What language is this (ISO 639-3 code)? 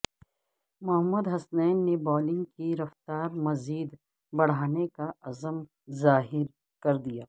urd